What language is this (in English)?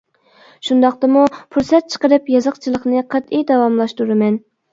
Uyghur